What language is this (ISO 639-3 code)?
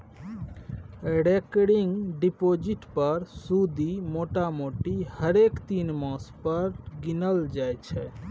mai